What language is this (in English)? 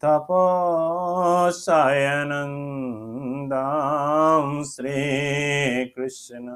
Bangla